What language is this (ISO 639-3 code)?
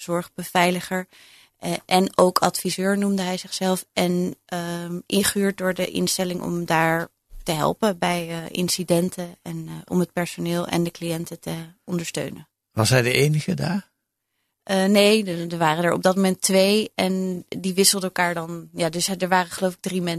nld